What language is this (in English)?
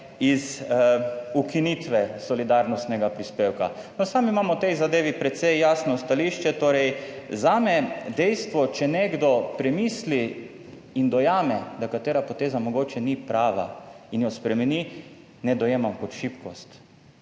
Slovenian